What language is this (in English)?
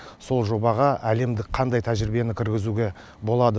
Kazakh